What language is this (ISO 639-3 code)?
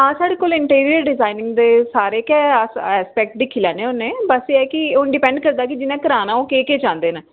doi